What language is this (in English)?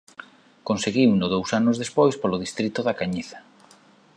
Galician